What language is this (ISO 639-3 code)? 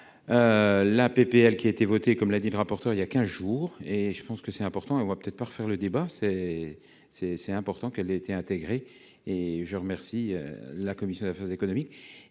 fra